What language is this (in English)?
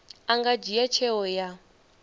Venda